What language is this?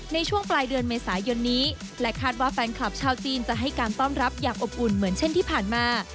Thai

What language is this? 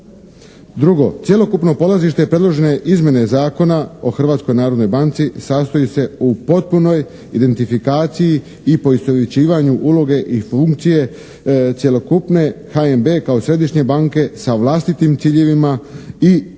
Croatian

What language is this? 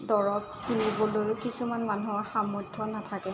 Assamese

